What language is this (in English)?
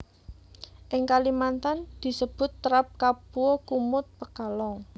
Javanese